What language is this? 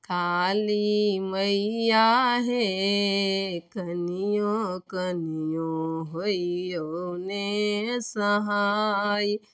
Maithili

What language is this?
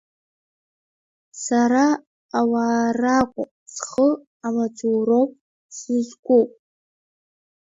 Abkhazian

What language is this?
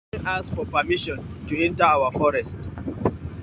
Nigerian Pidgin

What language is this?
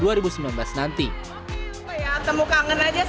Indonesian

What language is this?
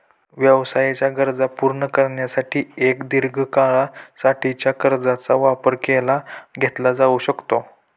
Marathi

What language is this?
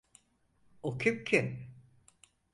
Turkish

